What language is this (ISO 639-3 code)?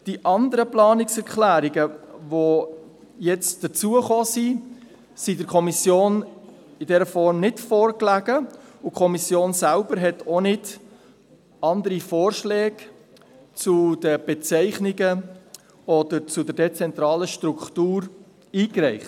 gsw